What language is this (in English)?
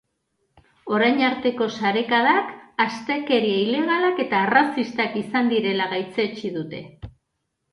Basque